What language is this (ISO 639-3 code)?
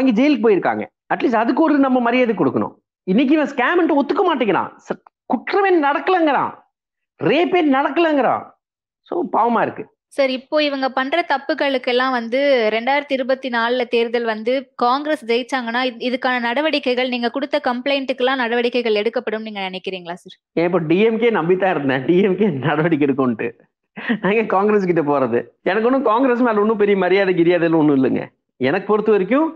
tam